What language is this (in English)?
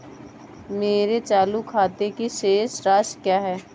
Hindi